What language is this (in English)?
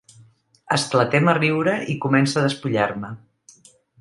Catalan